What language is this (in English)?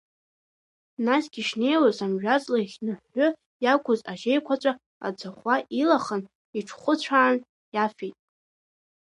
Abkhazian